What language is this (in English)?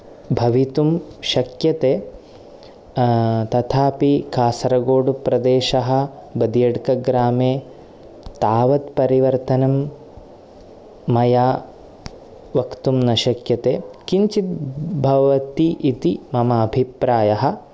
Sanskrit